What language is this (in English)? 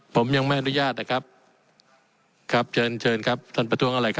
Thai